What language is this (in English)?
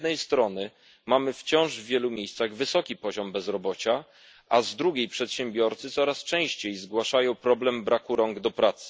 Polish